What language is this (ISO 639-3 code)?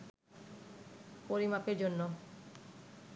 ben